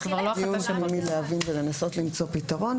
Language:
Hebrew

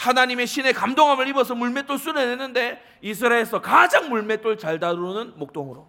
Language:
Korean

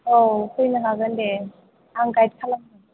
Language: Bodo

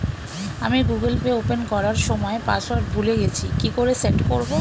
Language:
Bangla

